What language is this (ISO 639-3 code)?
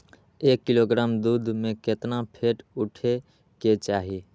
mag